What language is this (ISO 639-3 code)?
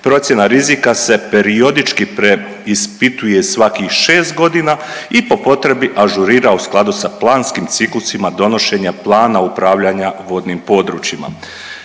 hrv